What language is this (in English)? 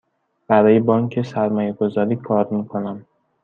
Persian